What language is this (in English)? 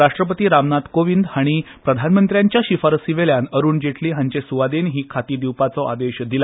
Konkani